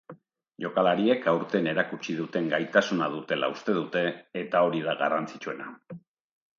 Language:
Basque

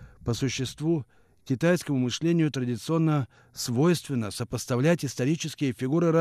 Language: Russian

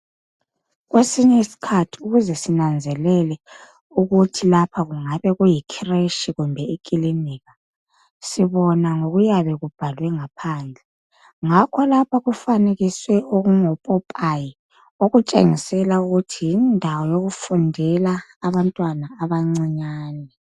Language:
North Ndebele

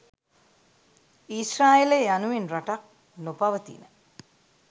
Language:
Sinhala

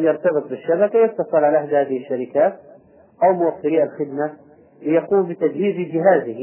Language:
Arabic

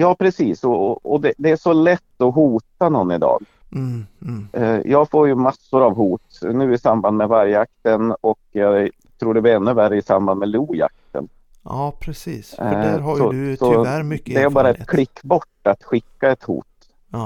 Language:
Swedish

